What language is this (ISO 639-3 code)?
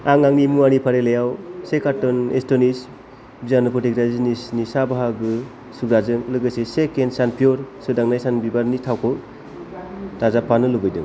brx